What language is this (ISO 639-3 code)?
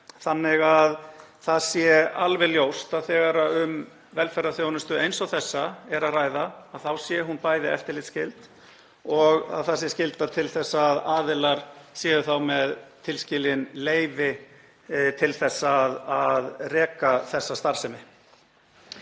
isl